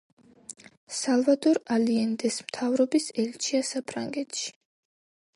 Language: Georgian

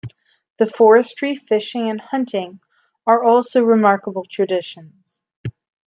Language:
English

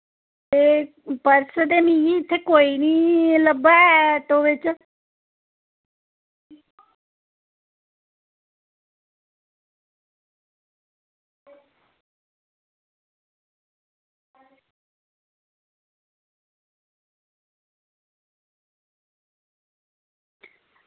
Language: Dogri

